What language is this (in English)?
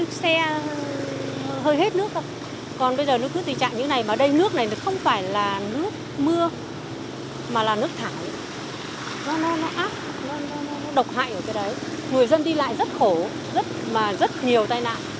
Vietnamese